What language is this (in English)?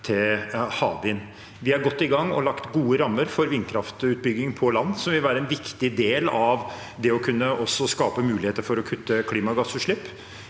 Norwegian